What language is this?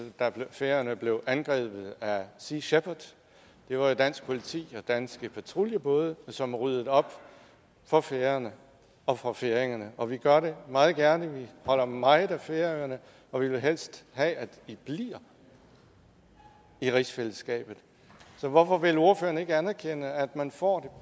Danish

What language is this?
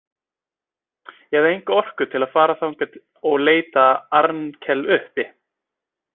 Icelandic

